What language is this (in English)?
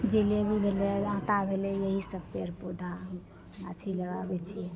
Maithili